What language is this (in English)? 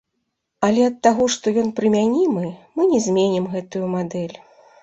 Belarusian